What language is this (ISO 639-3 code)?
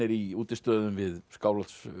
isl